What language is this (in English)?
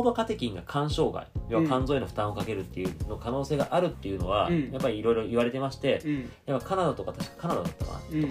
Japanese